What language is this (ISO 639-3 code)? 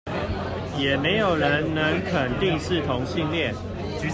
zho